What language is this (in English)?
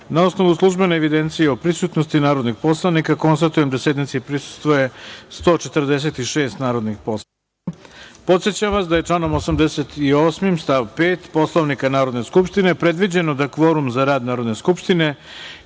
Serbian